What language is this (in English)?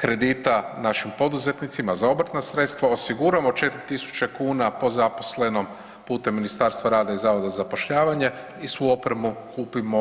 Croatian